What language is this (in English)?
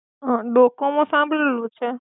Gujarati